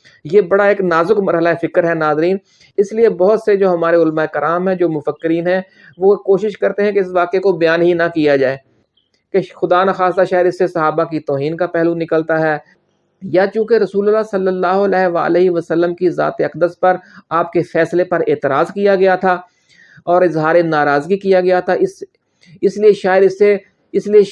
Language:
Urdu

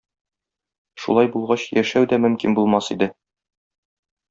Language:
Tatar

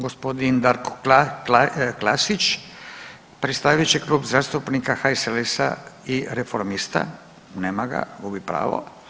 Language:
Croatian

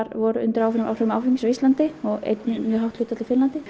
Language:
Icelandic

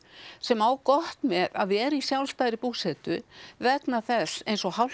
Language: Icelandic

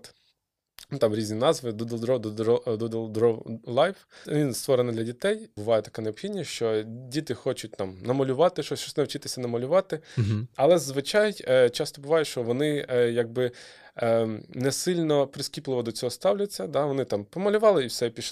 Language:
Ukrainian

